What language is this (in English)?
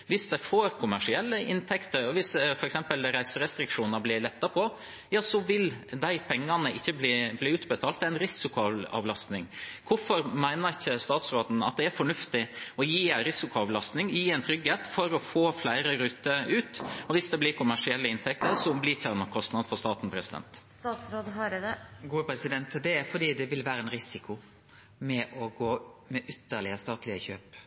Norwegian